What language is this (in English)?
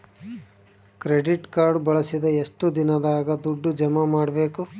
Kannada